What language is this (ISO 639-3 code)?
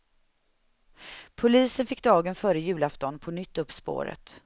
swe